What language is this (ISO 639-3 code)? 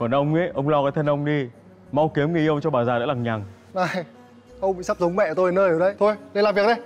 vie